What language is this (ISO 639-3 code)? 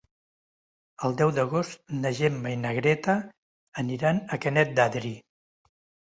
cat